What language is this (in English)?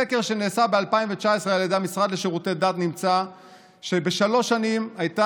Hebrew